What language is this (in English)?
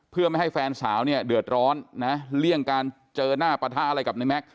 Thai